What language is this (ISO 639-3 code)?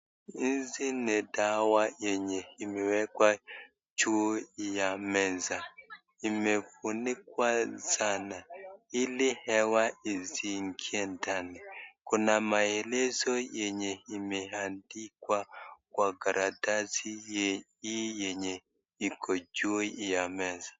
swa